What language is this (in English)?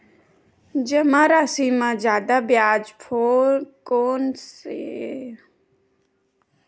Chhattisgarhi